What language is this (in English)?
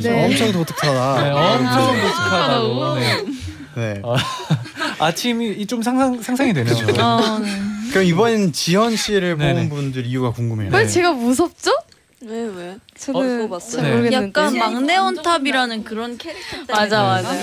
Korean